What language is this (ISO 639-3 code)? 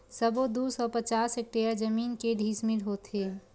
hne